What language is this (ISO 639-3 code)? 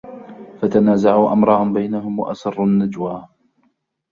ara